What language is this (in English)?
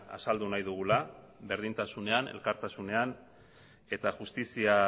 Basque